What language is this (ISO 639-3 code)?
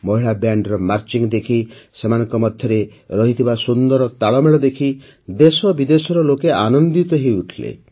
ori